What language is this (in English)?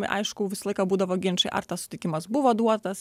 Lithuanian